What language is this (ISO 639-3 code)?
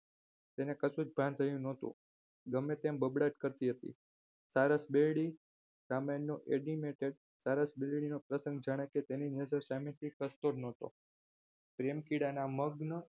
guj